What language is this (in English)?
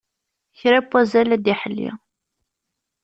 Kabyle